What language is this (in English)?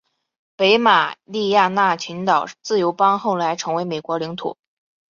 Chinese